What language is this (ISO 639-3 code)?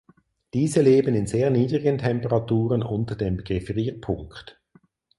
deu